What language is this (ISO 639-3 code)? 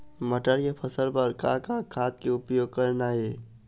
hne